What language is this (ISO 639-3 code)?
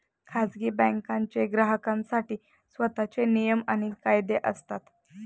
mar